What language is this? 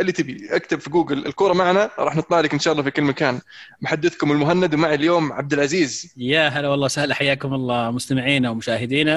Arabic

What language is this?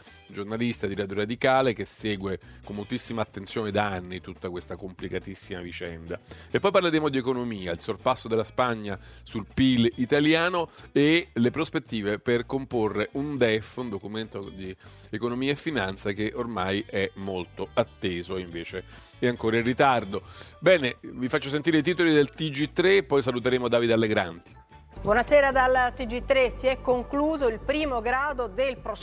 Italian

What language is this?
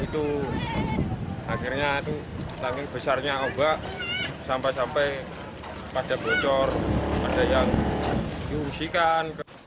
Indonesian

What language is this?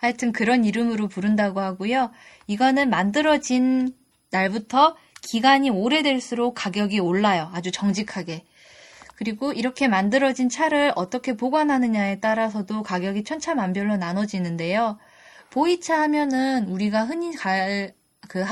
Korean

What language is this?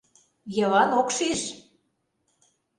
Mari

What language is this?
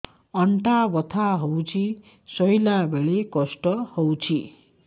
Odia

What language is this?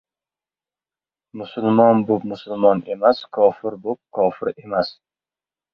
Uzbek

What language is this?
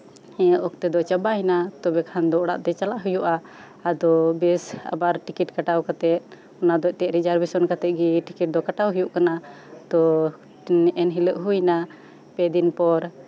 Santali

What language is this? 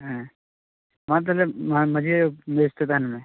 Santali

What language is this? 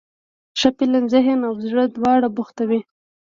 Pashto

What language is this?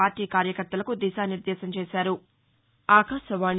Telugu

